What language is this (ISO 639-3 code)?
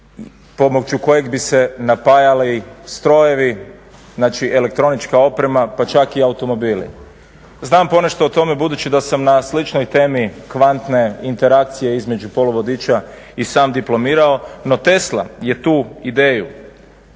hrv